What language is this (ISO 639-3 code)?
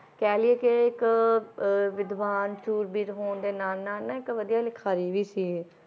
pan